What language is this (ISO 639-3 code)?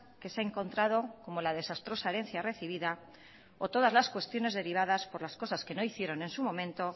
spa